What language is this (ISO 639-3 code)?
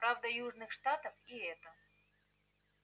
rus